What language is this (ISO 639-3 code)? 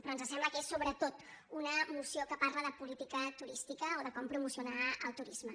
cat